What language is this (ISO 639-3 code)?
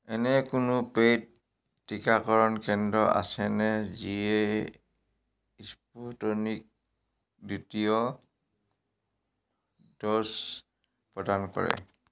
asm